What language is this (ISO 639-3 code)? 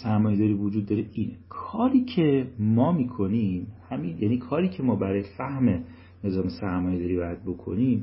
fas